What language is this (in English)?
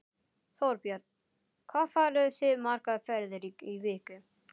Icelandic